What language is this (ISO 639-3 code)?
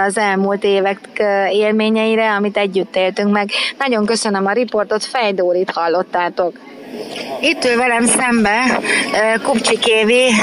hun